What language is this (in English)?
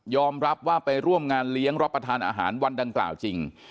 Thai